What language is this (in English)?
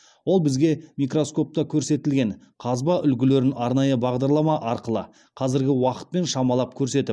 Kazakh